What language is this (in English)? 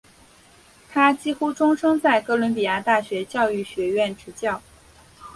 Chinese